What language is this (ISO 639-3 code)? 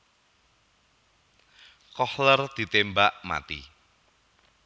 jav